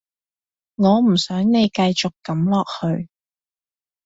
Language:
Cantonese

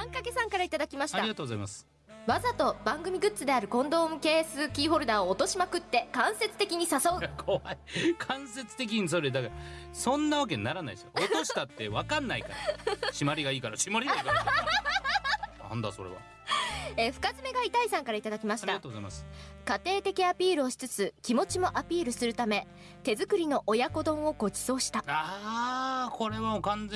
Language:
Japanese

